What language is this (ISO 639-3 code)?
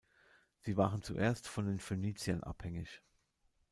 deu